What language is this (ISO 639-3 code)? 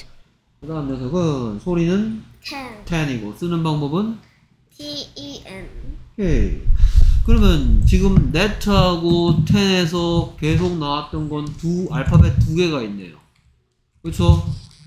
kor